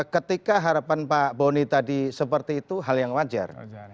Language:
Indonesian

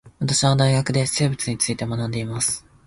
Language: Japanese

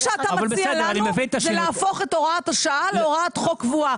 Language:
Hebrew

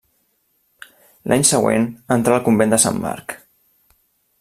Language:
Catalan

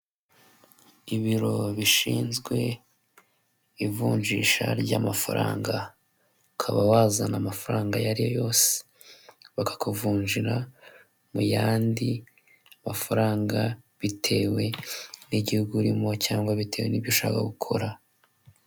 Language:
Kinyarwanda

